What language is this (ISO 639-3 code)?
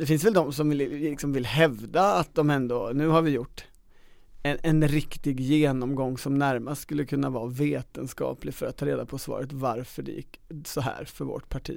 swe